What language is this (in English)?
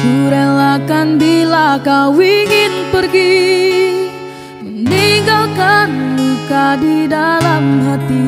Indonesian